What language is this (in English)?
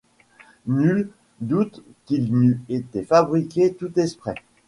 French